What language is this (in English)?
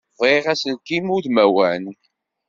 Kabyle